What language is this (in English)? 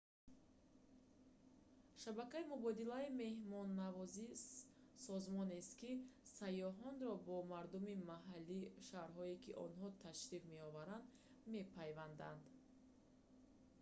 Tajik